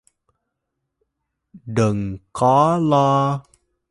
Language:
Vietnamese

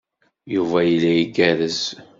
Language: Kabyle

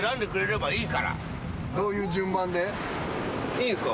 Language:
Japanese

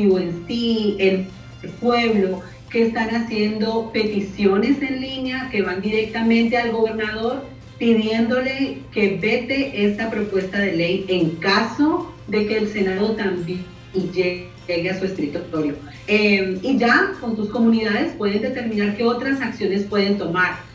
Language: Spanish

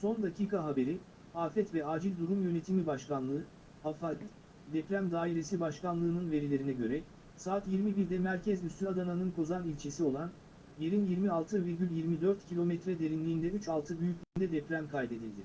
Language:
Turkish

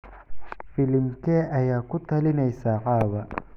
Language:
Somali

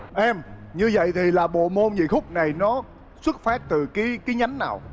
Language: Vietnamese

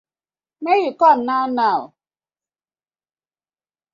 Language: Nigerian Pidgin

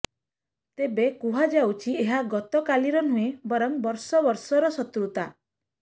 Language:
Odia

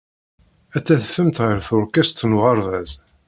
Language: Kabyle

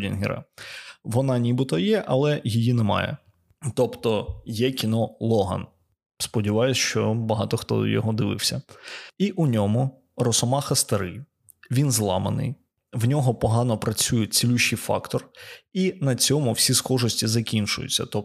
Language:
Ukrainian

